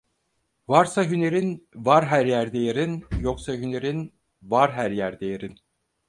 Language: Turkish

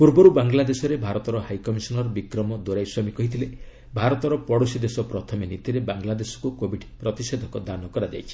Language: Odia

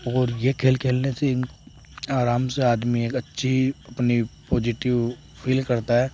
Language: Hindi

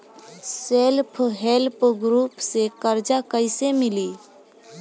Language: Bhojpuri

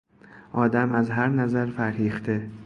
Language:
Persian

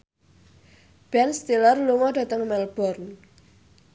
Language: Javanese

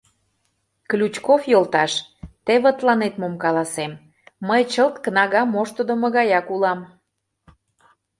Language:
Mari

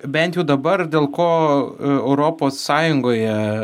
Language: Lithuanian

